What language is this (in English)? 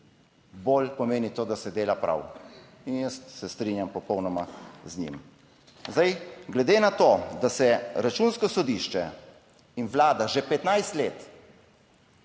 Slovenian